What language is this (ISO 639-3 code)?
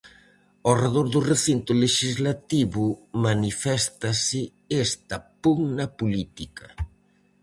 glg